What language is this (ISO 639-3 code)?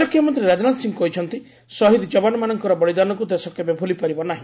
ori